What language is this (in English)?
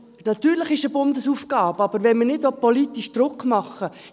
Swiss German